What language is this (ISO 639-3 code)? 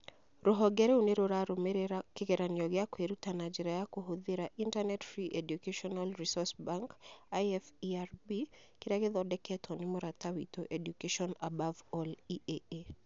kik